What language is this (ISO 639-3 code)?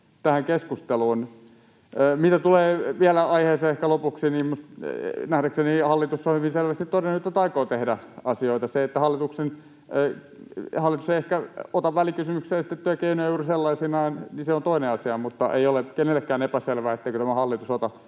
fin